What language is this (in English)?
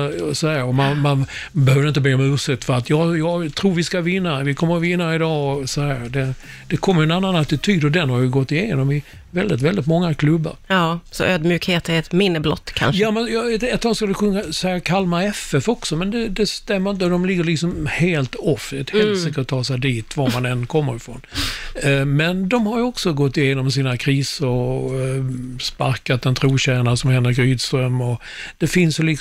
Swedish